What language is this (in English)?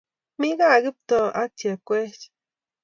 Kalenjin